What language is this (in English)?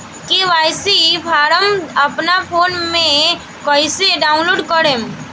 Bhojpuri